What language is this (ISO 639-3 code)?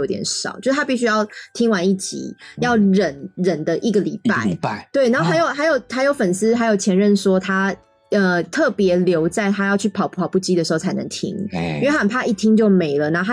zho